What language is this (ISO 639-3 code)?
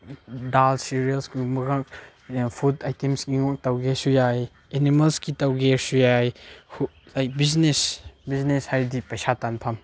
mni